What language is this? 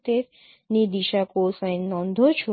Gujarati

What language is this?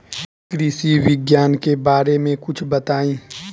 Bhojpuri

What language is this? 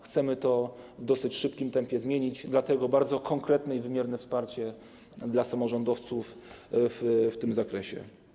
Polish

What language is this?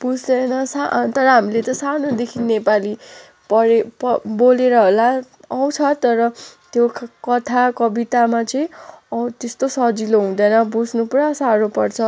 Nepali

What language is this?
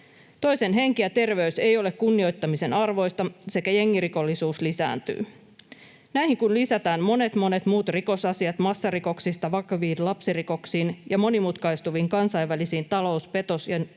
Finnish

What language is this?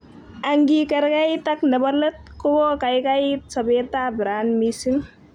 Kalenjin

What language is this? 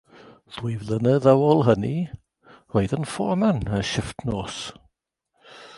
Welsh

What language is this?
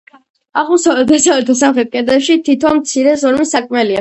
Georgian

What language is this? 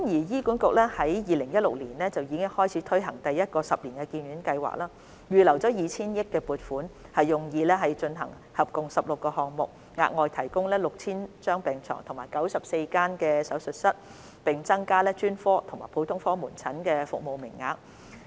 Cantonese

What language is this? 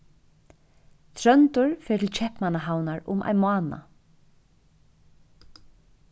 Faroese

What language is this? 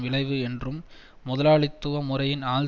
Tamil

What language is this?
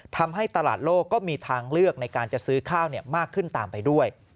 Thai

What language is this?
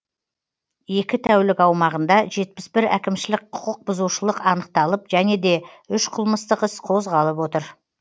Kazakh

